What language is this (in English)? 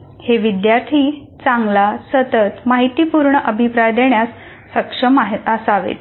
Marathi